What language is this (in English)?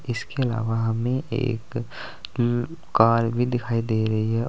Hindi